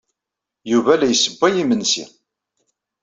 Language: Kabyle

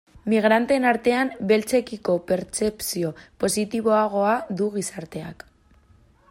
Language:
Basque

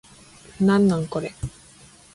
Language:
Japanese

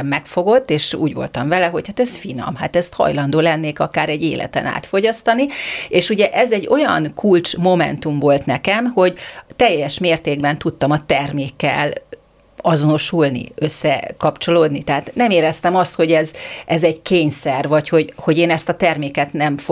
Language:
Hungarian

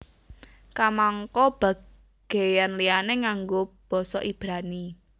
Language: Javanese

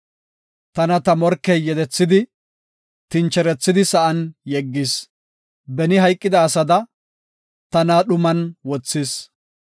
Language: Gofa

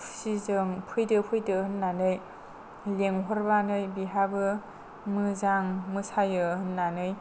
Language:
Bodo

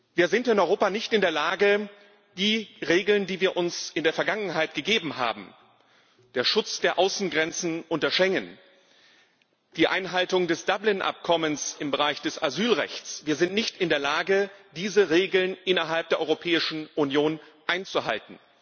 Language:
German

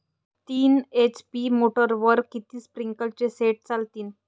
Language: Marathi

